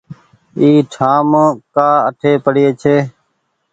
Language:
Goaria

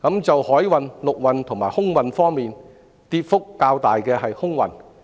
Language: Cantonese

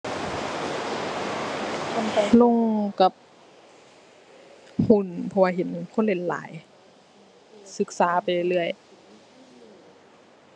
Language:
Thai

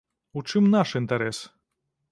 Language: Belarusian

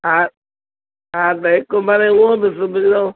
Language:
Sindhi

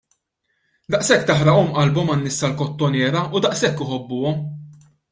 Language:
Maltese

